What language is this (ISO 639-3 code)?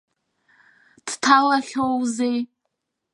abk